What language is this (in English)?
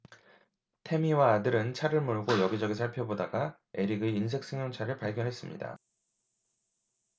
Korean